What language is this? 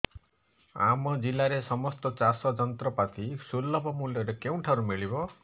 Odia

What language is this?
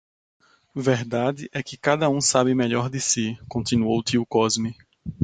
Portuguese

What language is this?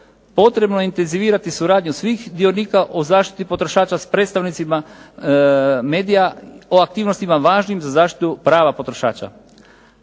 Croatian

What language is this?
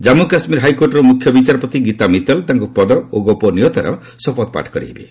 Odia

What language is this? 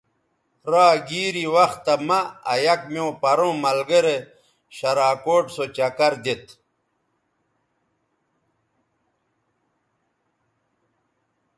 Bateri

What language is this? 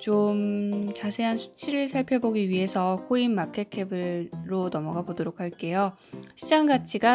Korean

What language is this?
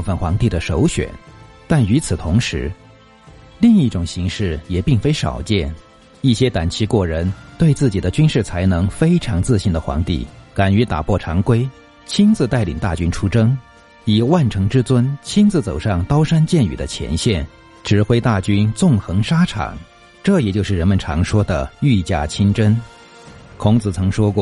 Chinese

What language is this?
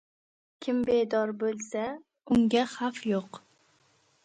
Uzbek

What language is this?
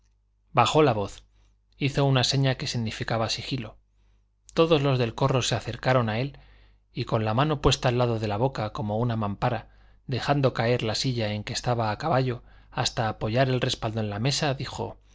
Spanish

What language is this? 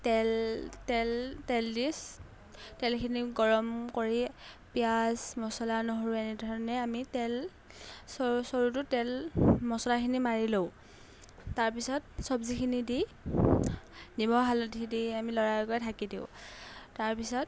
Assamese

